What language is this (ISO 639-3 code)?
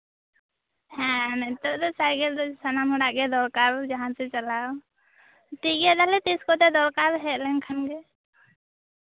sat